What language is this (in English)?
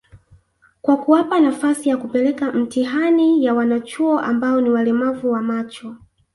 Swahili